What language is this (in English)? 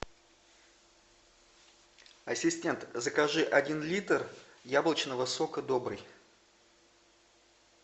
Russian